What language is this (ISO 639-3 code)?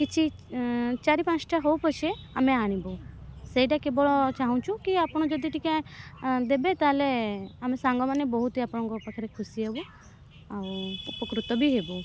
ori